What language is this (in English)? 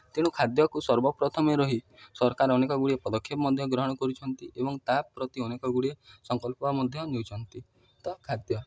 Odia